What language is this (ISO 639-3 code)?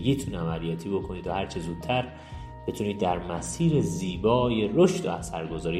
fas